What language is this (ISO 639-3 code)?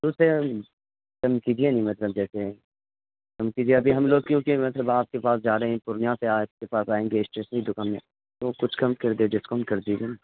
urd